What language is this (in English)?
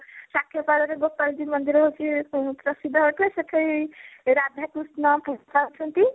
Odia